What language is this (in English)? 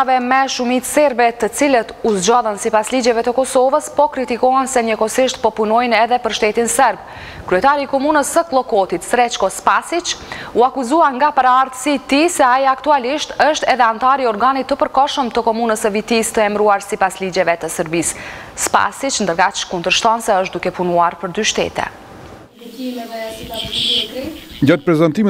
Romanian